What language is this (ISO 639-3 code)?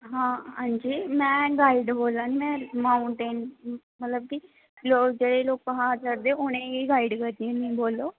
doi